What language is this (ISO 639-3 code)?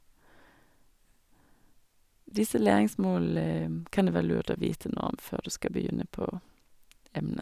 nor